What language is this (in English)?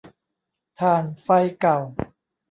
Thai